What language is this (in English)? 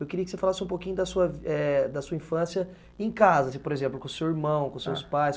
Portuguese